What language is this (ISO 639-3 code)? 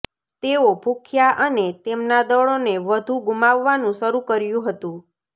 guj